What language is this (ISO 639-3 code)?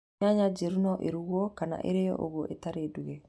kik